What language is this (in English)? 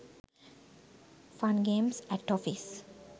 Sinhala